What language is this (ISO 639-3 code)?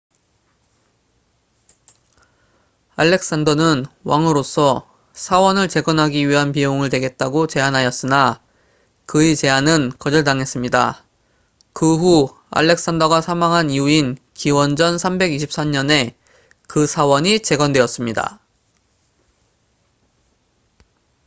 kor